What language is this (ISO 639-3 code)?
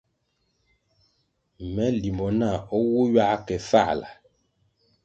nmg